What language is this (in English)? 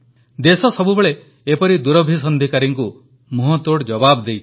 Odia